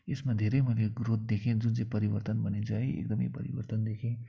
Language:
Nepali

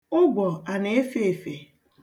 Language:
Igbo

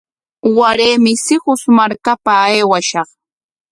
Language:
Corongo Ancash Quechua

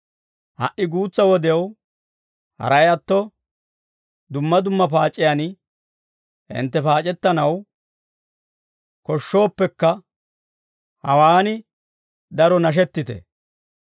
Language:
Dawro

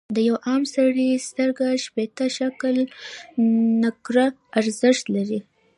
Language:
Pashto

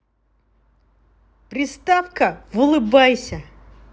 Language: Russian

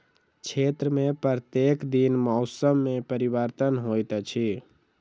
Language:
Maithili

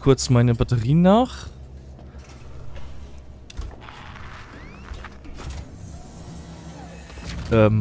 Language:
German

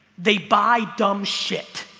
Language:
English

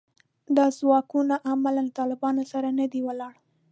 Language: Pashto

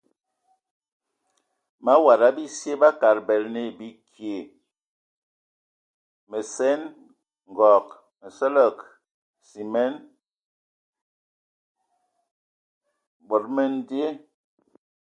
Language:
Ewondo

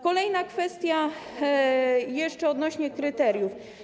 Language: Polish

